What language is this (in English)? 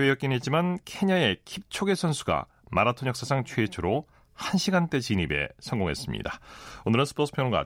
Korean